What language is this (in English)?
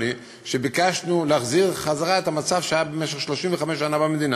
Hebrew